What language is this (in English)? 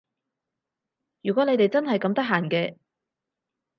Cantonese